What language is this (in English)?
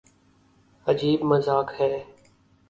Urdu